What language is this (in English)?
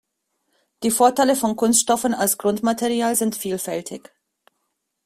German